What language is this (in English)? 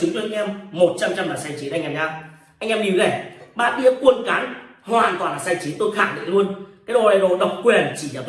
Vietnamese